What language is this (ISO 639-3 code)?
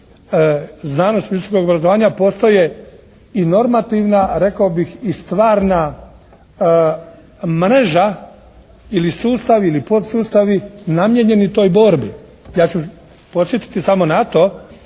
hrv